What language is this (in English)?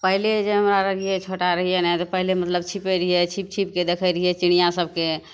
Maithili